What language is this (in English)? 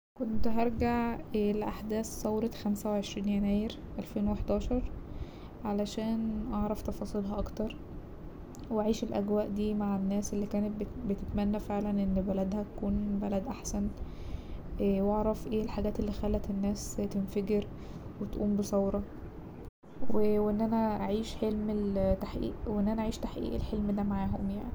Egyptian Arabic